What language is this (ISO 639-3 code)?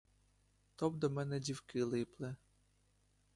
ukr